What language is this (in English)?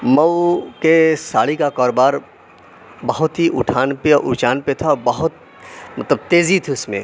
Urdu